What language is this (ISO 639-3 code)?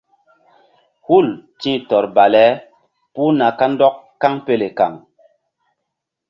mdd